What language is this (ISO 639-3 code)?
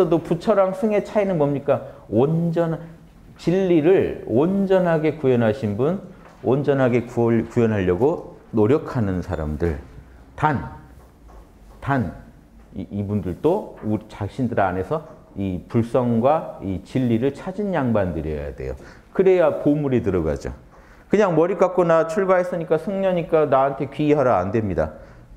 kor